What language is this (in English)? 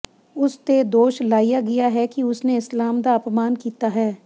Punjabi